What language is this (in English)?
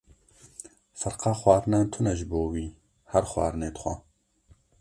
Kurdish